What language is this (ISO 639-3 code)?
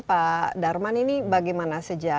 ind